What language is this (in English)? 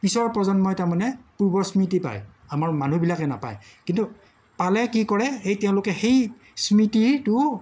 Assamese